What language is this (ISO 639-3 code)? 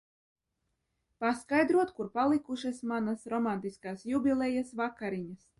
lav